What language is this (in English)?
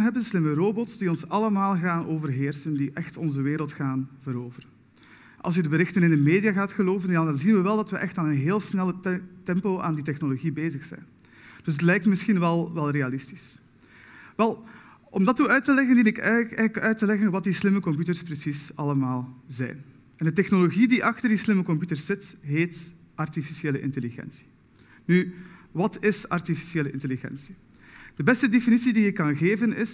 Dutch